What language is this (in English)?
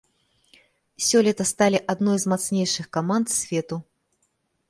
Belarusian